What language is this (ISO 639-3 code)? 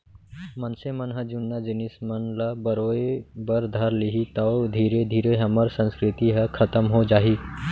hne